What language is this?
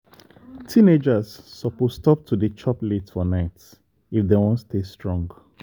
Nigerian Pidgin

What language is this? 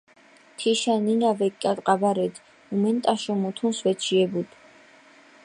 Mingrelian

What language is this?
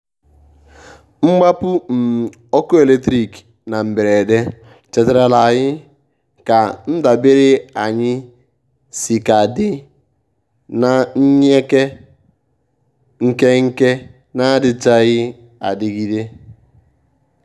Igbo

